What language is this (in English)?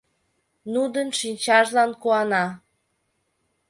Mari